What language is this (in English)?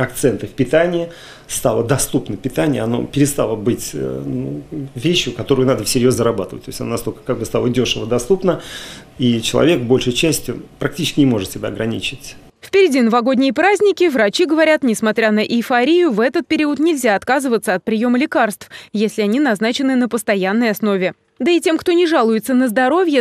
Russian